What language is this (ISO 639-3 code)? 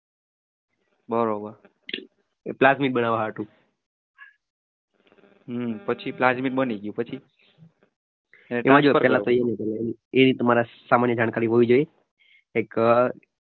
guj